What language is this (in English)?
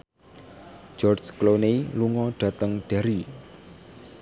Javanese